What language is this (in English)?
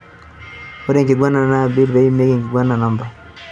Masai